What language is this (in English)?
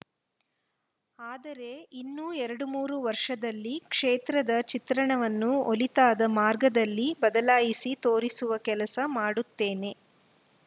Kannada